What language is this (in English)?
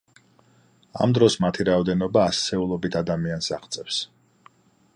Georgian